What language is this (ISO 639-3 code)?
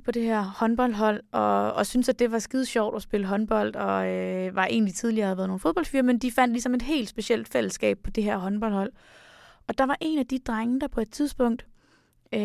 dan